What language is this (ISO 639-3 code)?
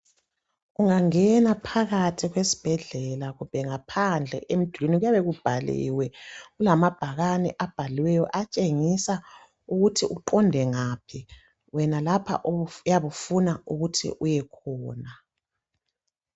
nde